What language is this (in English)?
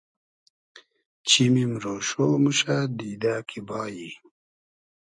Hazaragi